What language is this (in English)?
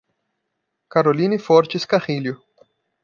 Portuguese